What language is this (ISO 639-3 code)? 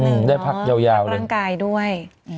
tha